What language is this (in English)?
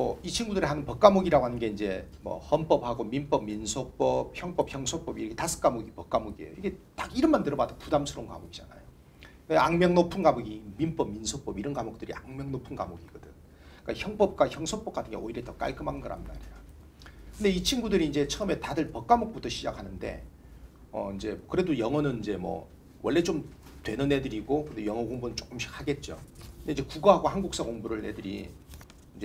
Korean